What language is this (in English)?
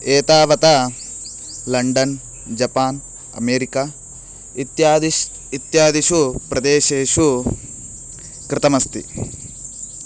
Sanskrit